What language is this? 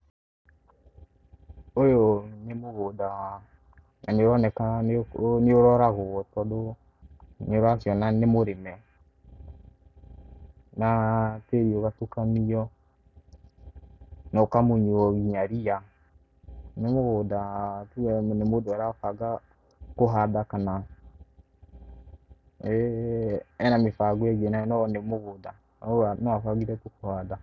Kikuyu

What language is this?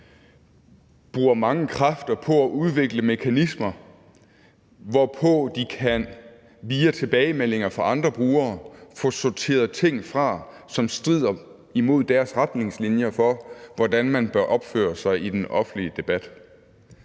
Danish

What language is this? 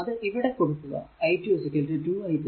Malayalam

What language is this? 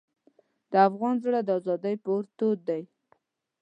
Pashto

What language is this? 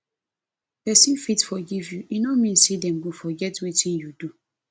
Nigerian Pidgin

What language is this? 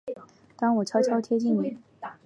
Chinese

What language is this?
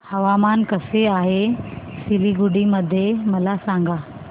Marathi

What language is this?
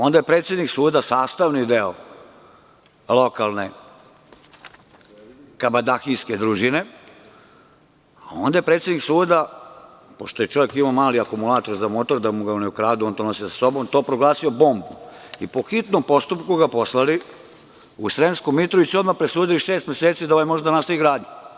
Serbian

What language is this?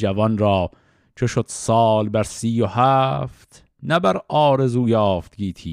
Persian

